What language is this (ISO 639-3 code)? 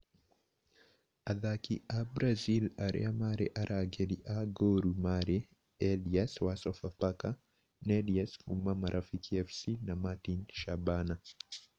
kik